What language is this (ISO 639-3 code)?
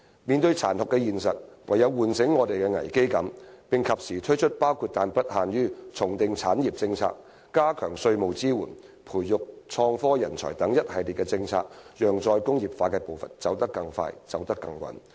yue